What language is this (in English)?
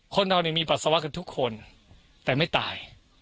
Thai